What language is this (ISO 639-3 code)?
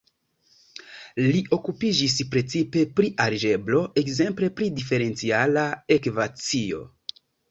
epo